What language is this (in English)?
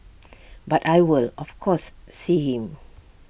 English